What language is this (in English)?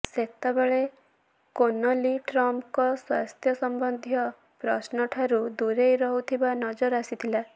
Odia